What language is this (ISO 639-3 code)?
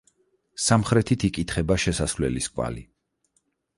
kat